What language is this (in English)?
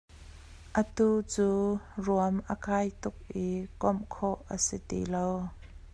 Hakha Chin